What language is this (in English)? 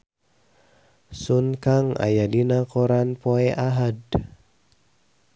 Sundanese